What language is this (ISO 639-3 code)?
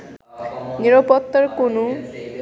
ben